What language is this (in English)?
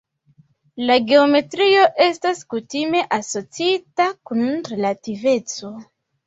Esperanto